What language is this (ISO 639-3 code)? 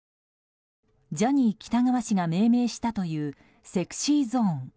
jpn